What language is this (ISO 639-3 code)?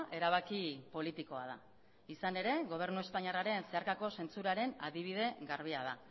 eus